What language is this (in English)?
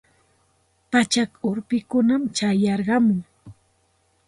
Santa Ana de Tusi Pasco Quechua